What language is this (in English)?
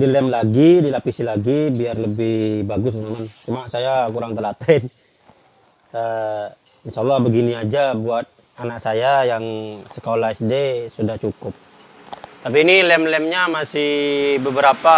Indonesian